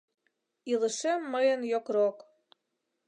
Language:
Mari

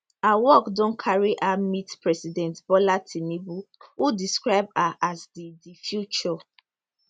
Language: Nigerian Pidgin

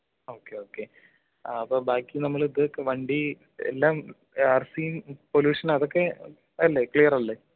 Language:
Malayalam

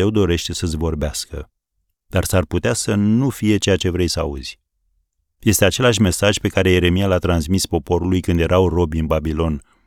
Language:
Romanian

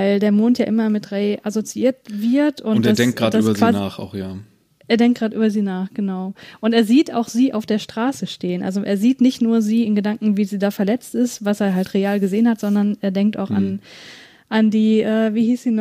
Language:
German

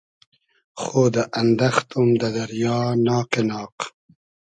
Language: Hazaragi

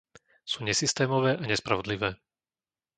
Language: Slovak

